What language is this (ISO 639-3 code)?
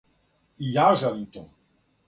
srp